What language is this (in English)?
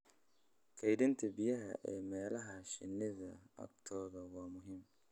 Somali